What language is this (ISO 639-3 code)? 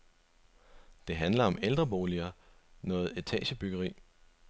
dan